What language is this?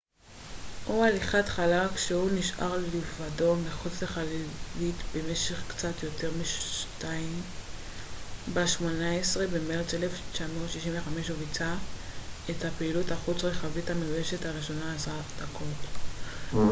Hebrew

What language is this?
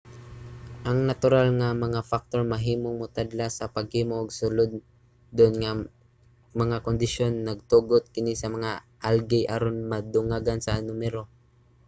Cebuano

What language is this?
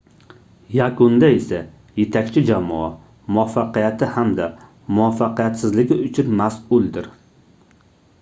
Uzbek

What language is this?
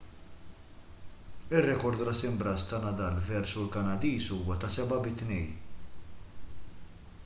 Maltese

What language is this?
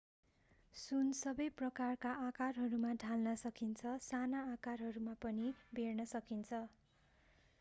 Nepali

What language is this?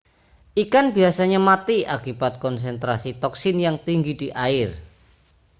Indonesian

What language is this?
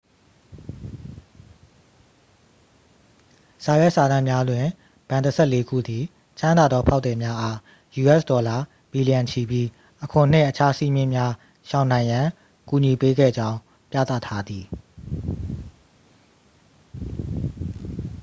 Burmese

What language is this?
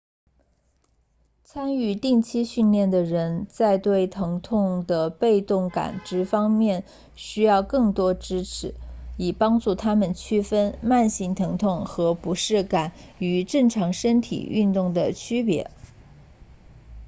Chinese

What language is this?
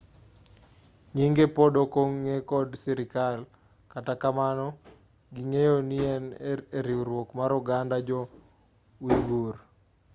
Luo (Kenya and Tanzania)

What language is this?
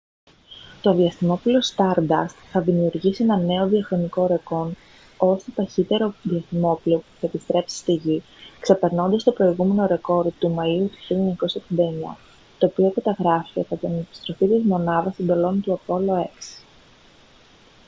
Greek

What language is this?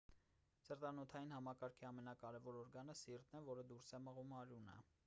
Armenian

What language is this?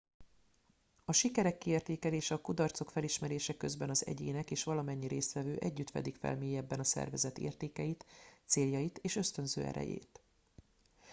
Hungarian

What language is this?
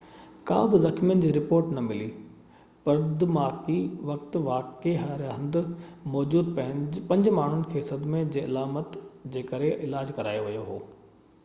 Sindhi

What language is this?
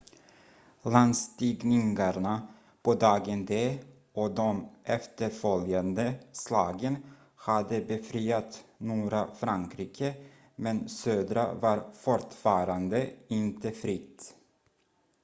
Swedish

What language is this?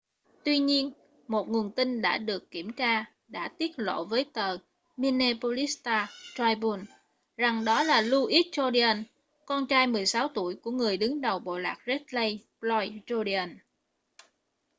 Vietnamese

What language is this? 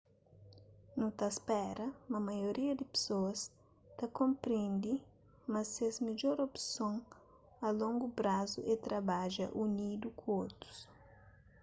Kabuverdianu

